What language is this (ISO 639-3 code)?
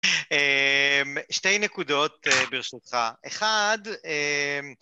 heb